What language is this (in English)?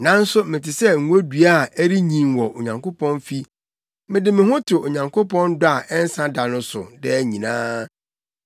Akan